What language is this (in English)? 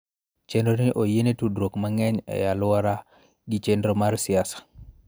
Luo (Kenya and Tanzania)